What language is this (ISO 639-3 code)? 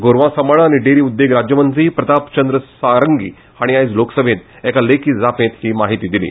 kok